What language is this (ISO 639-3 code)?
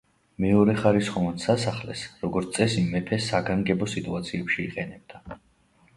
kat